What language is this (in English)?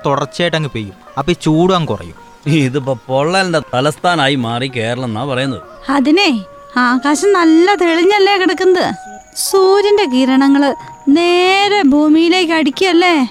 Malayalam